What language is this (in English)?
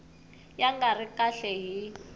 Tsonga